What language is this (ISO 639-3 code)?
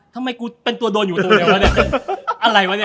tha